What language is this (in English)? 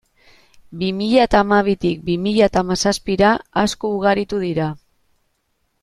Basque